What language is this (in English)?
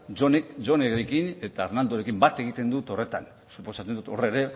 Basque